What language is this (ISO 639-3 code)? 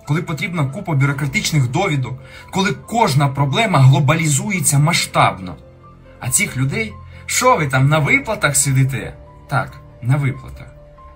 ukr